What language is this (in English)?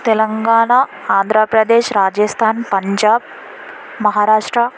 Urdu